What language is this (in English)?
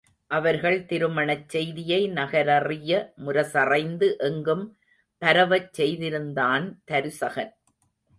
Tamil